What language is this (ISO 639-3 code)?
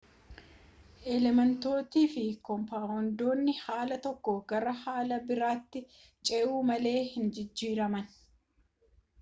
orm